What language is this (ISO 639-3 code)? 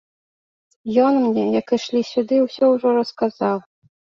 bel